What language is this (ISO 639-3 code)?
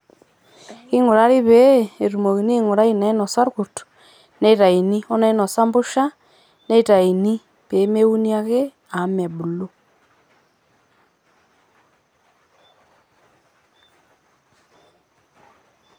mas